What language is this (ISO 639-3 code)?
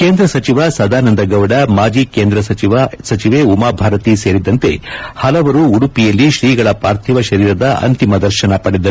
kan